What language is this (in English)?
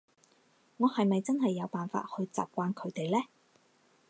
Cantonese